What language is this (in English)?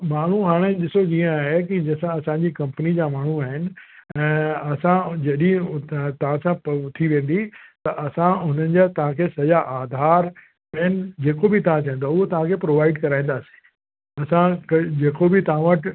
Sindhi